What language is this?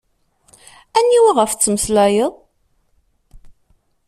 Kabyle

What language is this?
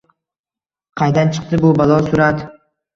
Uzbek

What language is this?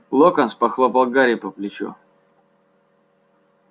Russian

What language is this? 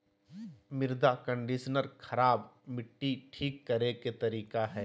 Magahi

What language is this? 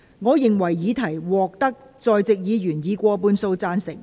Cantonese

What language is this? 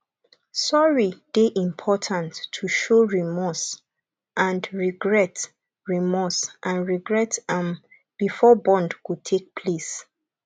Nigerian Pidgin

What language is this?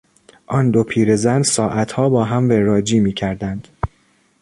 Persian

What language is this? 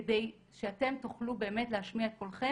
Hebrew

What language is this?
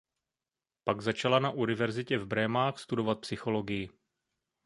Czech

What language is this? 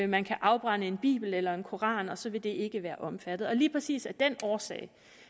Danish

